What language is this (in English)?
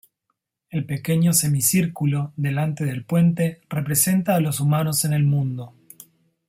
Spanish